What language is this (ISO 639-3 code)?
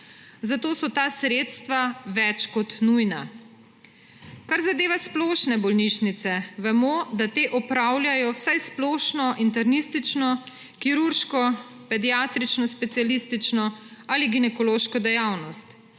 slv